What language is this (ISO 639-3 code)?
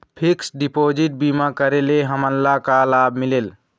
hne